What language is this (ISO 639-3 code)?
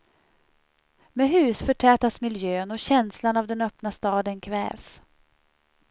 swe